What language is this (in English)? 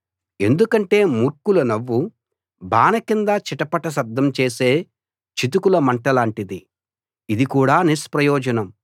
Telugu